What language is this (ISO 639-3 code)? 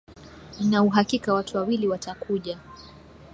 swa